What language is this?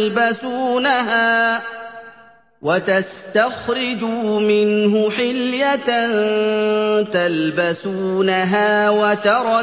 Arabic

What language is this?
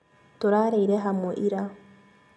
Kikuyu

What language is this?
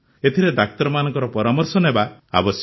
Odia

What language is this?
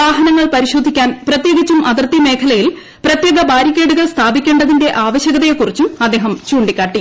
Malayalam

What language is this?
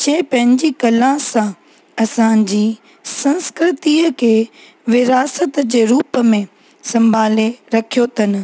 Sindhi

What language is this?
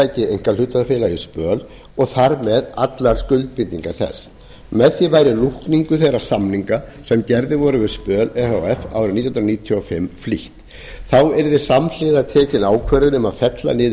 Icelandic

